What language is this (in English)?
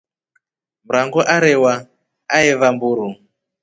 Rombo